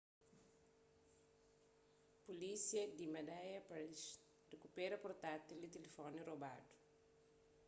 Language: Kabuverdianu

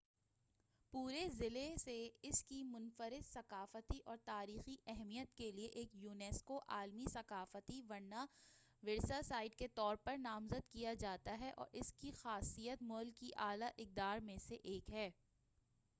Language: Urdu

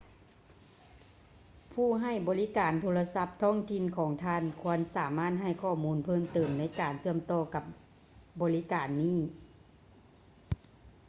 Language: Lao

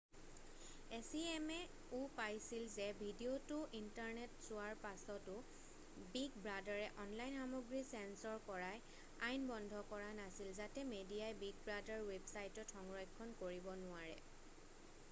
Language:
Assamese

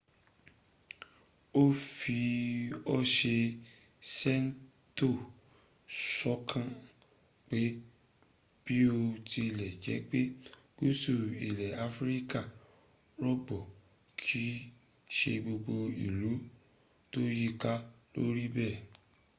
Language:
Yoruba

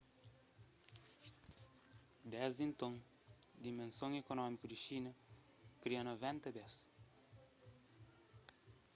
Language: Kabuverdianu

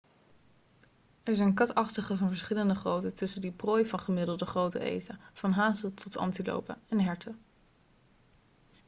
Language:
Dutch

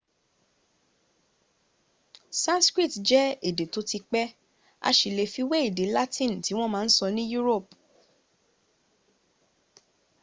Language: Yoruba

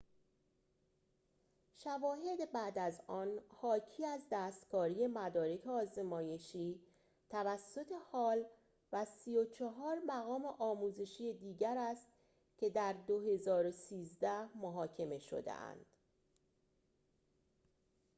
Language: Persian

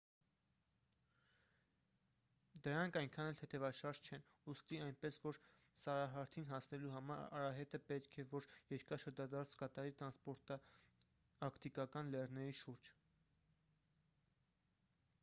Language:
Armenian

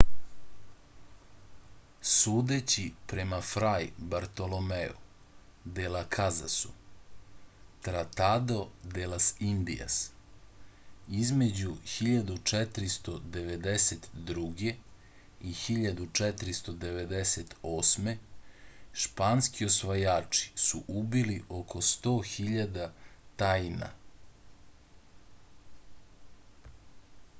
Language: Serbian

